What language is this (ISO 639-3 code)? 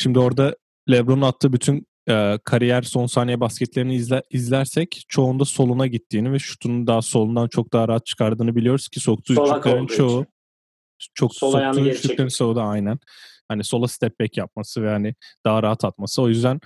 tur